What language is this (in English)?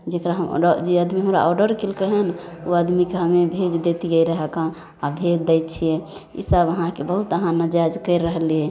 Maithili